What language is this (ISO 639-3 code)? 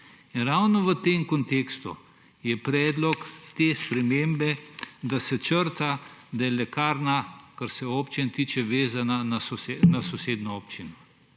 slv